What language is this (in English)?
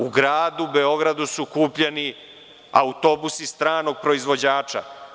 Serbian